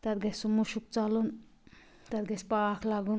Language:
Kashmiri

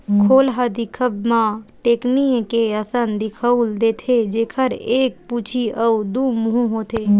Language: Chhattisgarhi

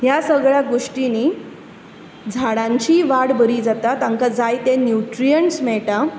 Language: Konkani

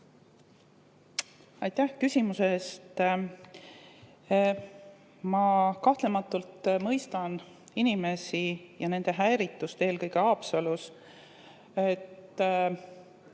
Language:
Estonian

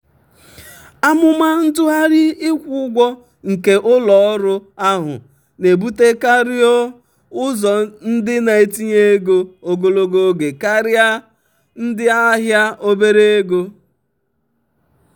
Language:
Igbo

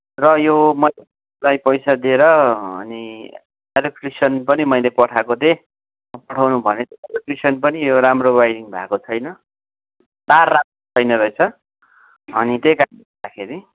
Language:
Nepali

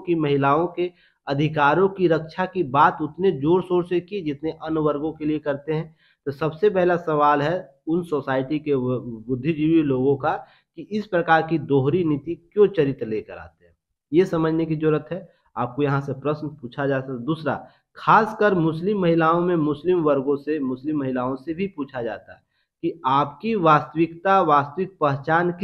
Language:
Hindi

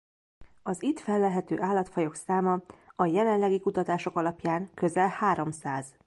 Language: Hungarian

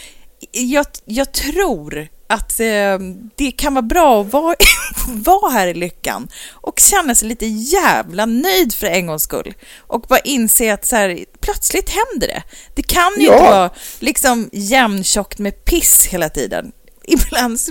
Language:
Swedish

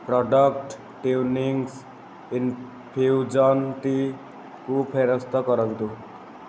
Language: Odia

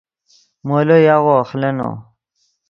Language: Yidgha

